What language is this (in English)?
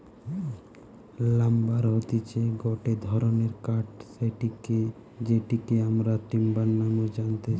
Bangla